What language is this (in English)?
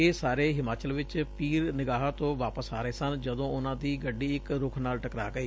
Punjabi